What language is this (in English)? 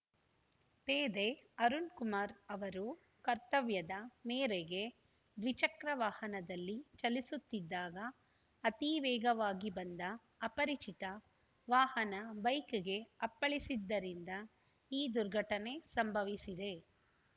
Kannada